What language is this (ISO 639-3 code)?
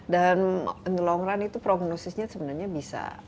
ind